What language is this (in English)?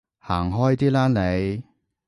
Cantonese